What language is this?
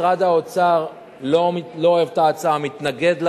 Hebrew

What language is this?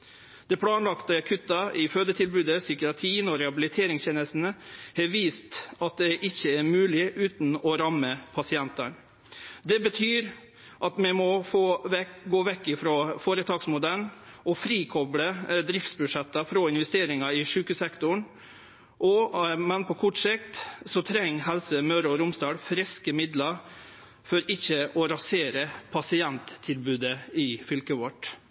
Norwegian Nynorsk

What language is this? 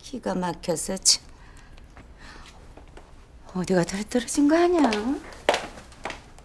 Korean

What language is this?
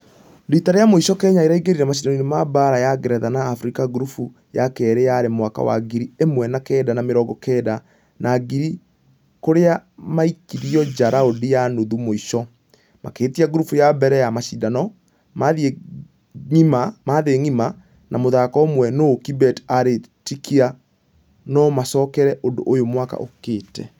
Kikuyu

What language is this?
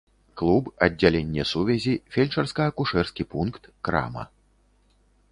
Belarusian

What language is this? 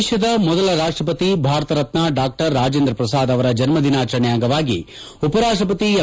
Kannada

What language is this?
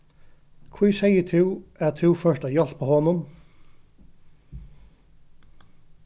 Faroese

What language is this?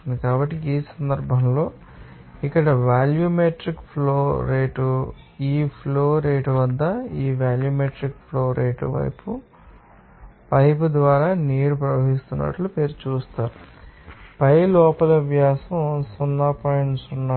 Telugu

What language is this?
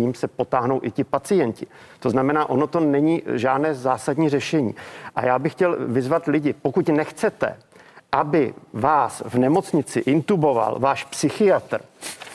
Czech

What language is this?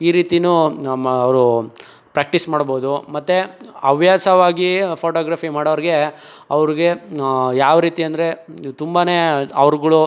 Kannada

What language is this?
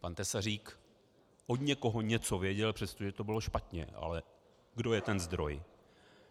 Czech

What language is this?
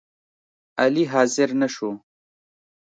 Pashto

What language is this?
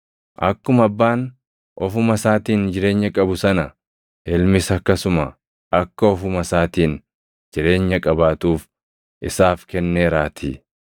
Oromo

